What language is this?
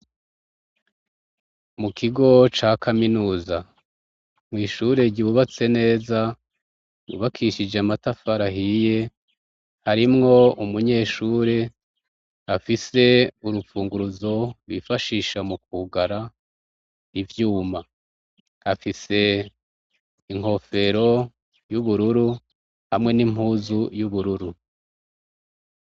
Rundi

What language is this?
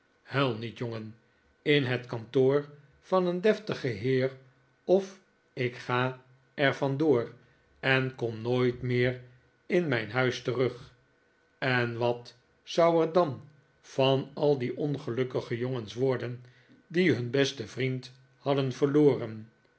Dutch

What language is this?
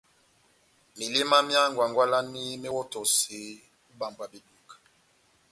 Batanga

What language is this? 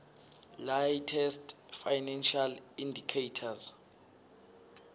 Swati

